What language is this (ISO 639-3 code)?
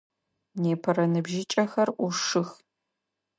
ady